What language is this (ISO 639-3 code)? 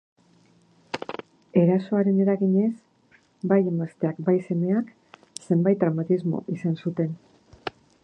eus